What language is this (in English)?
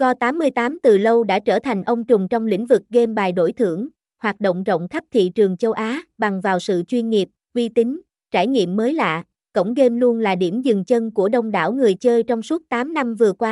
Vietnamese